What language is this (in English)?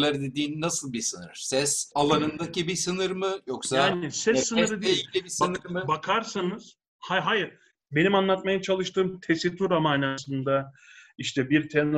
Turkish